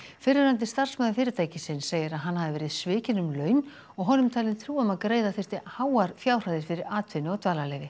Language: Icelandic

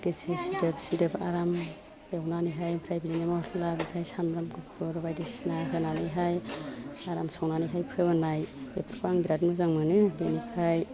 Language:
Bodo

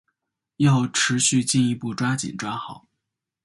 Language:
Chinese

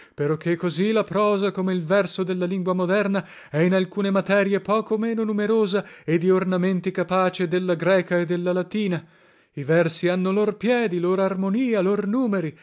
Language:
Italian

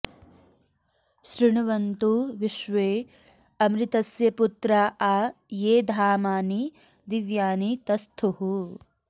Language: Sanskrit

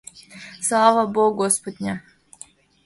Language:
Mari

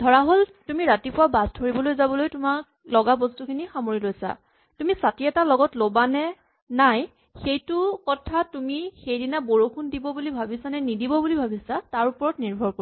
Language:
Assamese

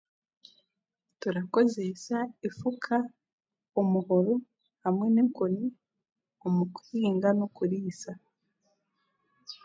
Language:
Chiga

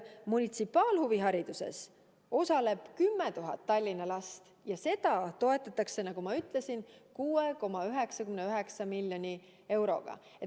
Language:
Estonian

